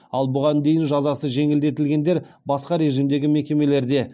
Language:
Kazakh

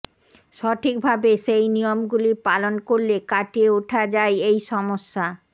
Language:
Bangla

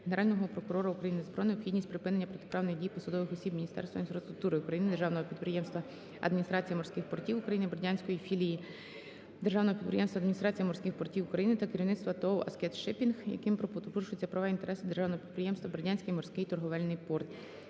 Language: Ukrainian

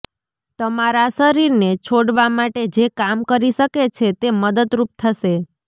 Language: Gujarati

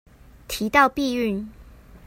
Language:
Chinese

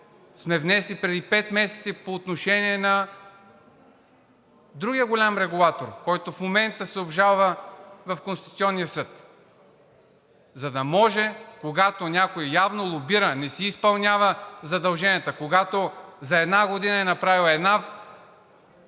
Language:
Bulgarian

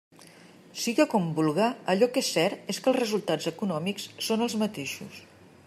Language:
Catalan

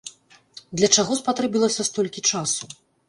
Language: Belarusian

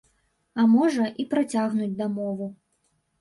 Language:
Belarusian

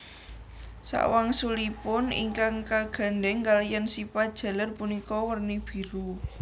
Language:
Javanese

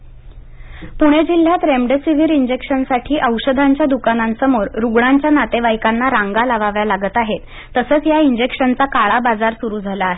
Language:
Marathi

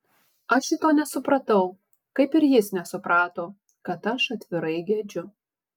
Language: Lithuanian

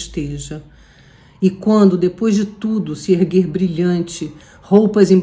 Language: Portuguese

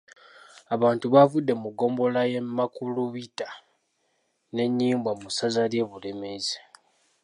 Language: Ganda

